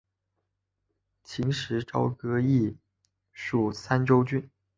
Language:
Chinese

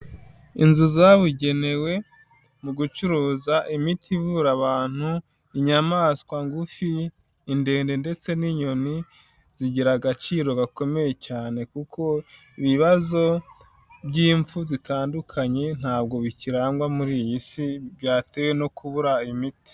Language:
Kinyarwanda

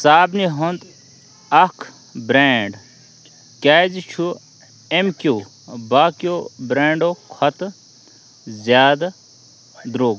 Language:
Kashmiri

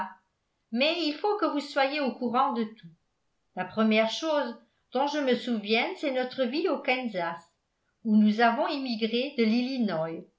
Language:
French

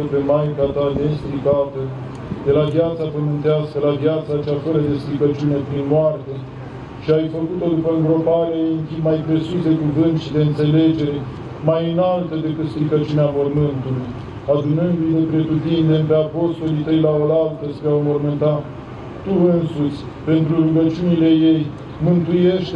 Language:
Romanian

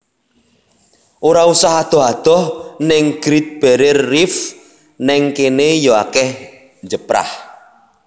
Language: Javanese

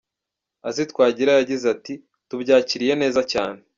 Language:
Kinyarwanda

